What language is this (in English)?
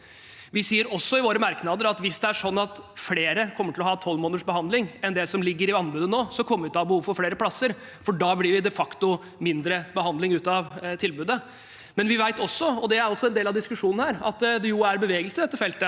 Norwegian